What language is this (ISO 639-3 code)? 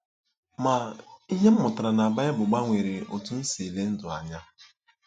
ibo